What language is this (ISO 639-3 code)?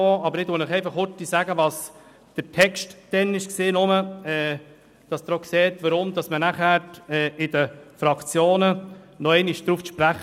gsw